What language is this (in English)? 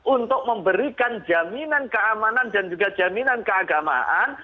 Indonesian